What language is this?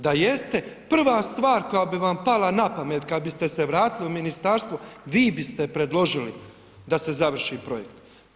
Croatian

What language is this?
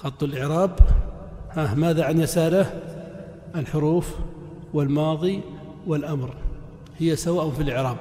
Arabic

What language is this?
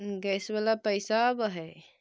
Magahi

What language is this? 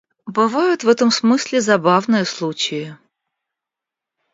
Russian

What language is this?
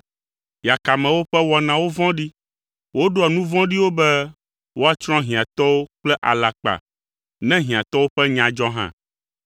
Ewe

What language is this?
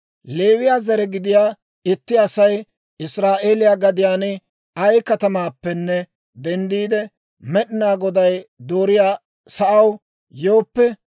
Dawro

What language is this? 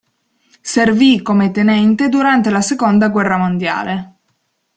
Italian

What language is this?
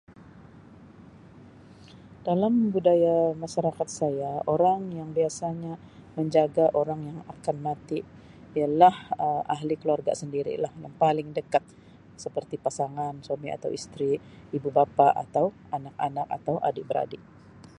Sabah Malay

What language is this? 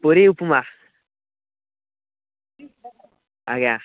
Odia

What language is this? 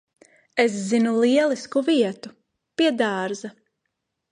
Latvian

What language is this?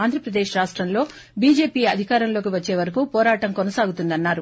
Telugu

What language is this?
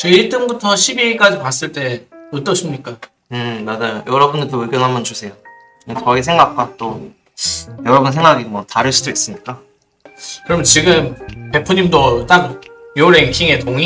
Korean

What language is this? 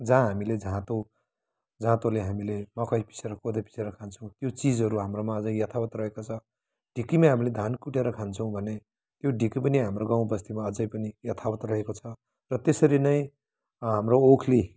Nepali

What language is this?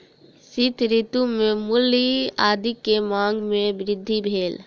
Maithili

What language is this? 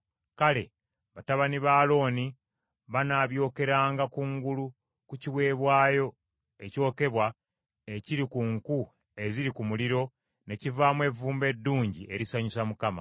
Ganda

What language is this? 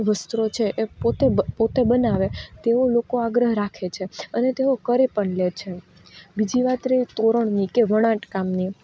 Gujarati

